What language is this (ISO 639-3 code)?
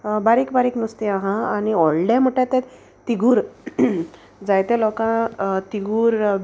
kok